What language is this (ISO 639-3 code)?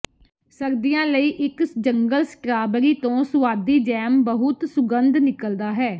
pan